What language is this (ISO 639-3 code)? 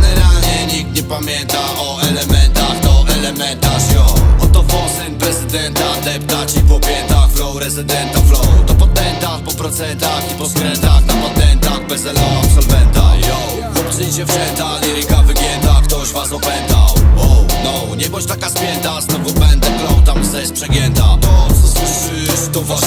pol